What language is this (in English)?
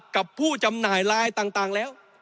Thai